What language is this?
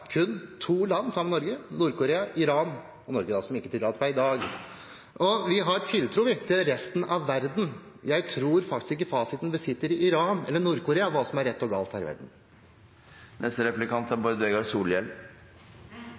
Norwegian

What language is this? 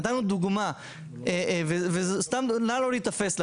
Hebrew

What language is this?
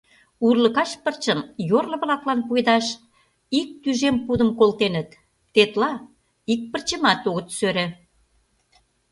Mari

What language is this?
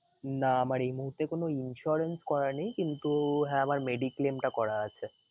Bangla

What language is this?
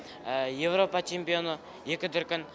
Kazakh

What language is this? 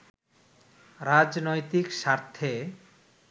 Bangla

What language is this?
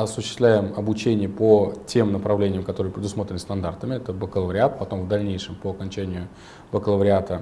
Russian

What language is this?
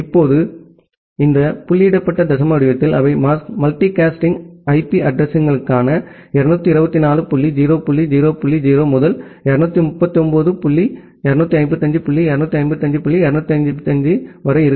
Tamil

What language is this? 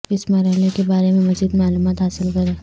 Urdu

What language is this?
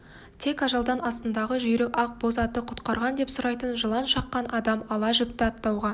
Kazakh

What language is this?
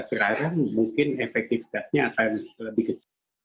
Indonesian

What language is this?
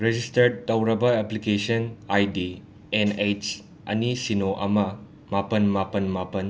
Manipuri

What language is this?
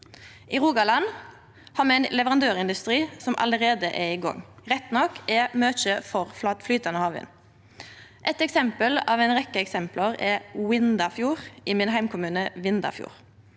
Norwegian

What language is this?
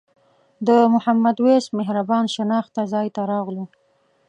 Pashto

